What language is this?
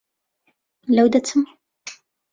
Central Kurdish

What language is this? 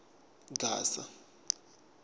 Tsonga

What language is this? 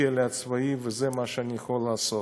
Hebrew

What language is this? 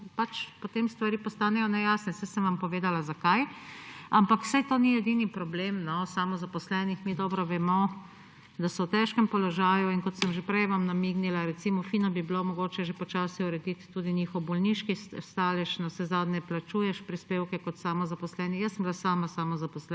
Slovenian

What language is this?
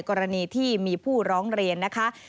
Thai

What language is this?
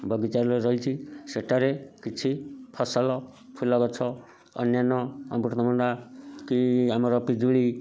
Odia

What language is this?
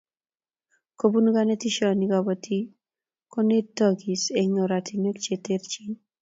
Kalenjin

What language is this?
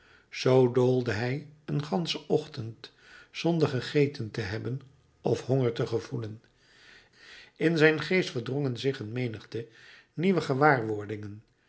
Dutch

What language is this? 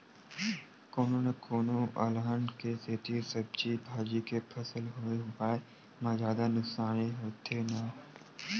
Chhattisgarhi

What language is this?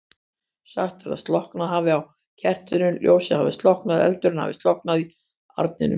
Icelandic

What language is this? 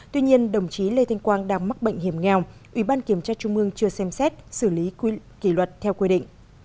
Vietnamese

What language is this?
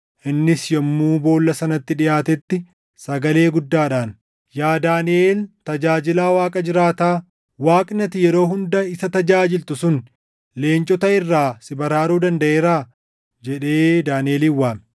Oromo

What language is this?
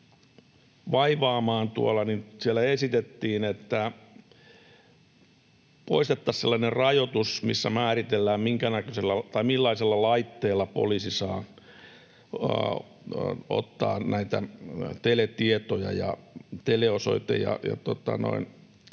Finnish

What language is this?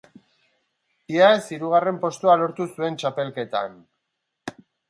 Basque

